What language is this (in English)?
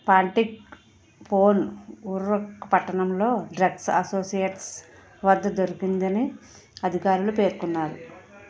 Telugu